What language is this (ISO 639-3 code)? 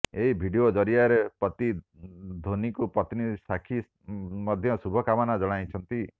ori